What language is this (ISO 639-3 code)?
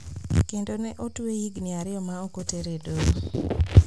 luo